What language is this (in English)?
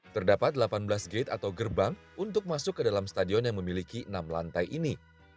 Indonesian